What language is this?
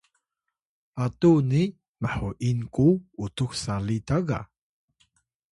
Atayal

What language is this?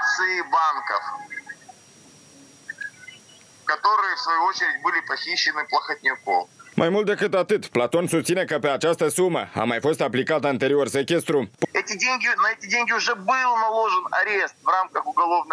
Romanian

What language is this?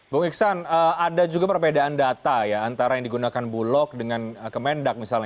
Indonesian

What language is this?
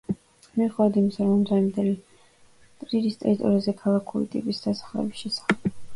Georgian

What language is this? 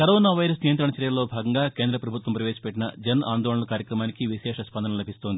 Telugu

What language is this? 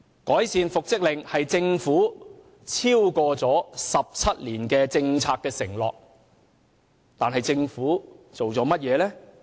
Cantonese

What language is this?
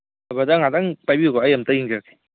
Manipuri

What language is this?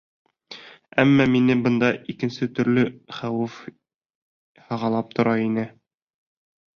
Bashkir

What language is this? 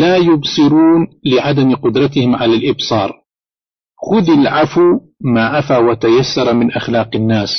Arabic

